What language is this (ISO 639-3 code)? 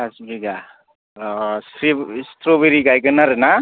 brx